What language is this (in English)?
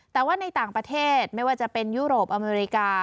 Thai